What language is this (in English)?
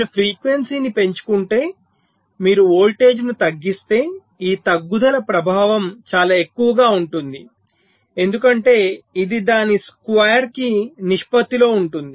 Telugu